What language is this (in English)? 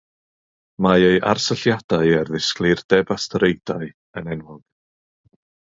Welsh